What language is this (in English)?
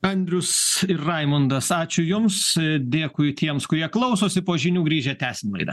Lithuanian